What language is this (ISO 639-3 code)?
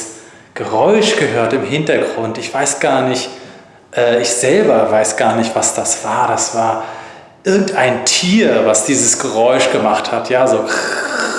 deu